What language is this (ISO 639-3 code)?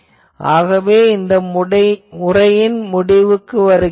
tam